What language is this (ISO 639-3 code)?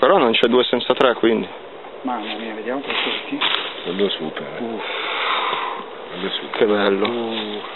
ita